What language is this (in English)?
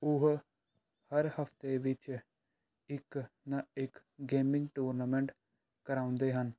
Punjabi